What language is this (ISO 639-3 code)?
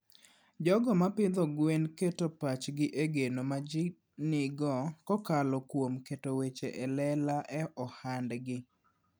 luo